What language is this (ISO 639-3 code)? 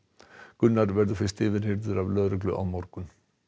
isl